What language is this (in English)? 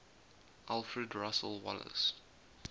English